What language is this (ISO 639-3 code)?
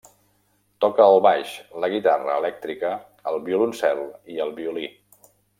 cat